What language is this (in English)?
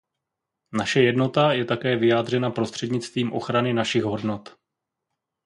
Czech